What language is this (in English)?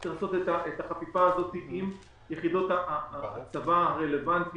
Hebrew